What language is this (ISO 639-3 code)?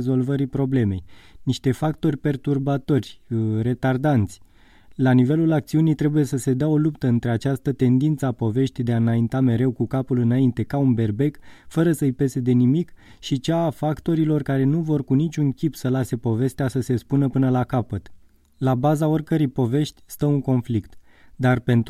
ron